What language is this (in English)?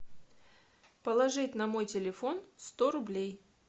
Russian